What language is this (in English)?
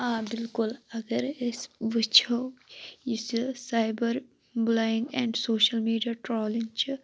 Kashmiri